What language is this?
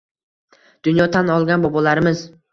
Uzbek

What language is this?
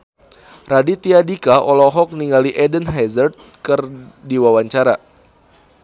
Sundanese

